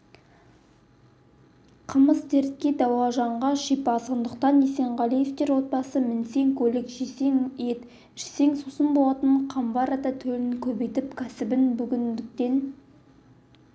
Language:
Kazakh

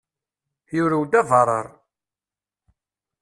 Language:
Kabyle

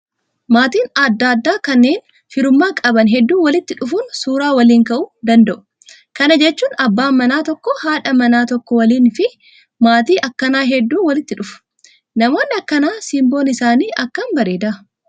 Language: Oromo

